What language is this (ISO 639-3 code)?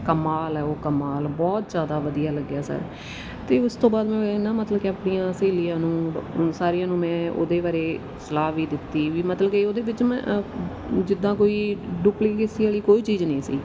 pan